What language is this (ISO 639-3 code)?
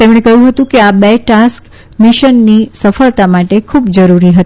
guj